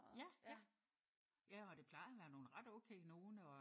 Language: Danish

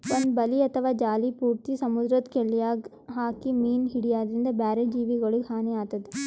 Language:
Kannada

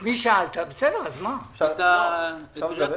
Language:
Hebrew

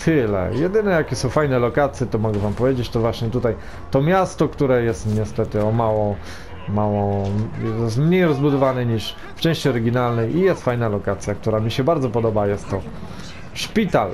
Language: Polish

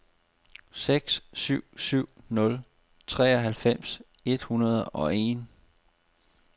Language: Danish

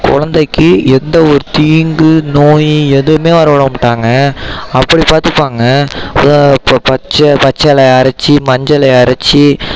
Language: Tamil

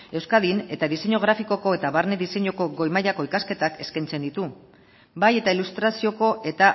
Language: Basque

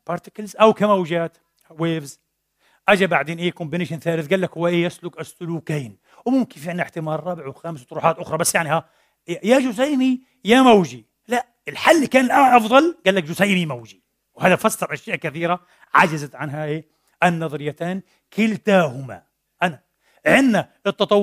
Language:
Arabic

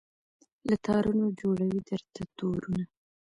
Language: Pashto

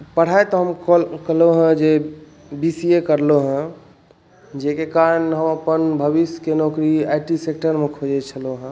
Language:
Maithili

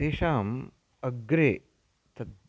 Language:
Sanskrit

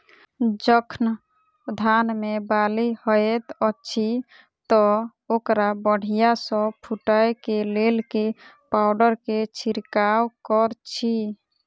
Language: Maithili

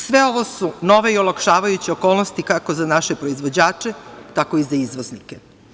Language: Serbian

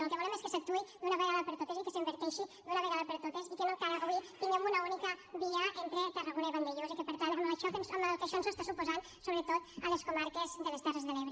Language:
Catalan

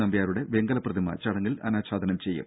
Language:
Malayalam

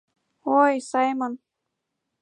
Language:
Mari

